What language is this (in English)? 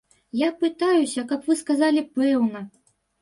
Belarusian